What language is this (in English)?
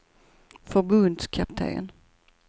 Swedish